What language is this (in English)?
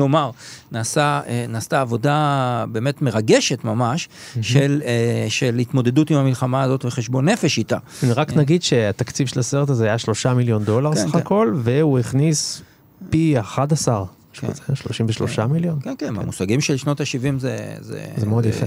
Hebrew